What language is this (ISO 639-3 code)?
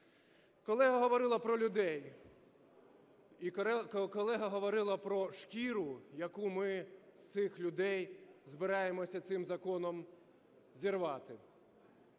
ukr